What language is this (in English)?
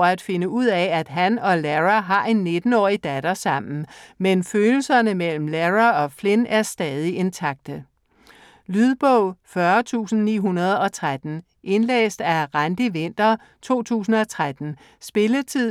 Danish